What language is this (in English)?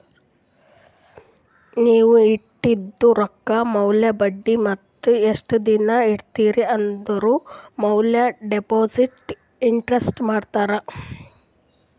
Kannada